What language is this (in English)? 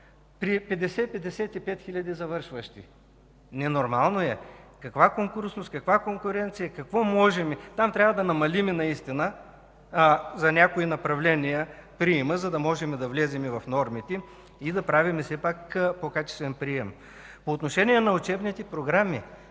Bulgarian